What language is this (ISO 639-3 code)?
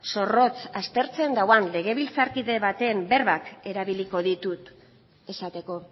eus